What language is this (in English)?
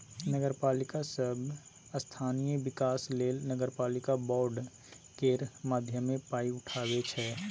Maithili